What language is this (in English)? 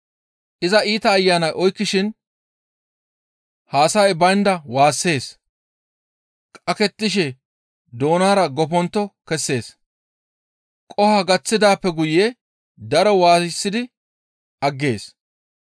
Gamo